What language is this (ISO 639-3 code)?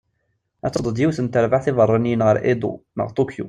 kab